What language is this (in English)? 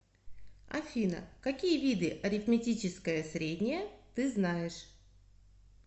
Russian